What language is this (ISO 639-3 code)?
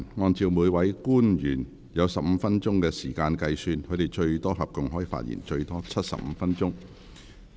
yue